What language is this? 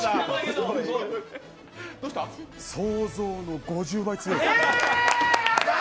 Japanese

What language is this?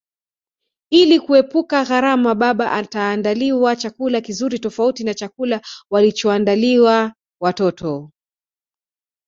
Swahili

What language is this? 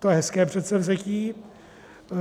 Czech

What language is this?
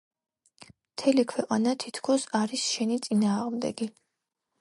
Georgian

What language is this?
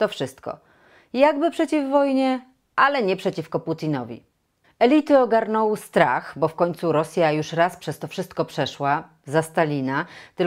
Polish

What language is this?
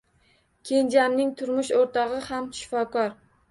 Uzbek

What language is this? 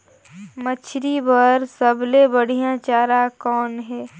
Chhattisgarhi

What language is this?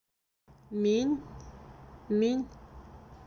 Bashkir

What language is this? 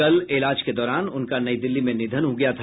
Hindi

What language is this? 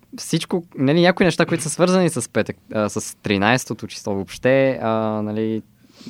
Bulgarian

